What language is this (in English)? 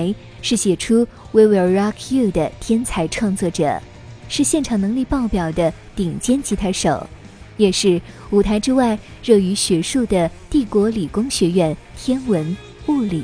Chinese